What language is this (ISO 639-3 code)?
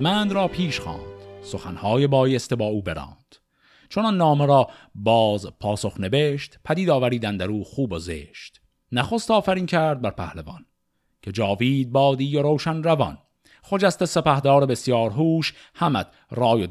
fas